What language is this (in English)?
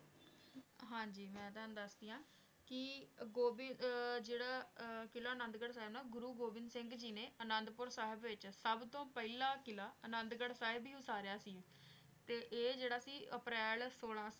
Punjabi